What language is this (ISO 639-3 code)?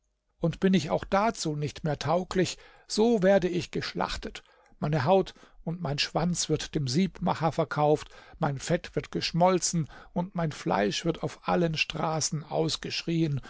deu